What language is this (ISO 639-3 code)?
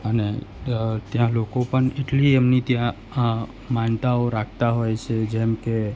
guj